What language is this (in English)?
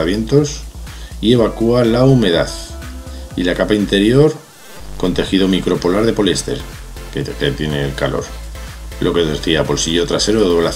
Spanish